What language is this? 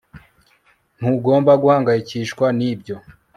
Kinyarwanda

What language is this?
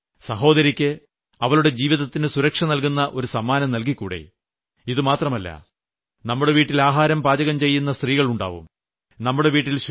Malayalam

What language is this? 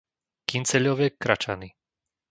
Slovak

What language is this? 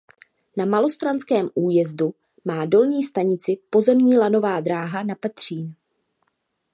Czech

